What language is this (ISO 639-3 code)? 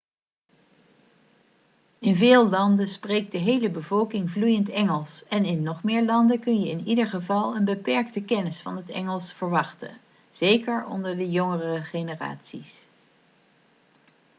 nld